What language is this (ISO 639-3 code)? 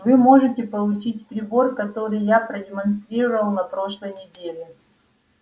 rus